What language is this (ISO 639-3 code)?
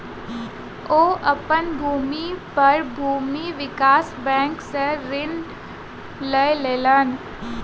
mai